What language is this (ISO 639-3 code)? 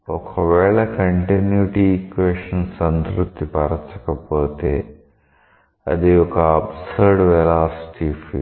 tel